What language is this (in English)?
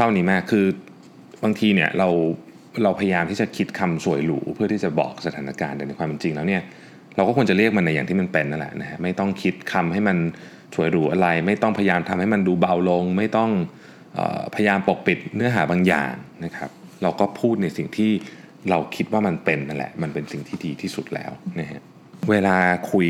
Thai